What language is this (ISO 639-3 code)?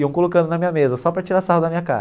por